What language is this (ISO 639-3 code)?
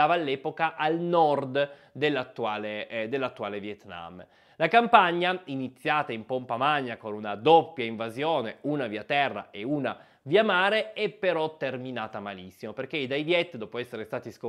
ita